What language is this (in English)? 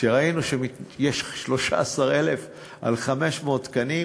Hebrew